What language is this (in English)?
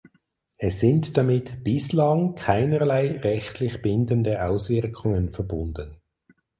German